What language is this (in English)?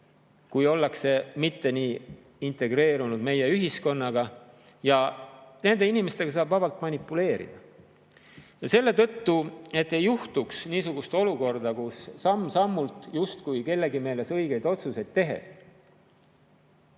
Estonian